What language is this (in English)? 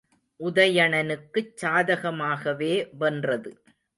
Tamil